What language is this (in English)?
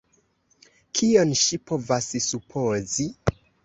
Esperanto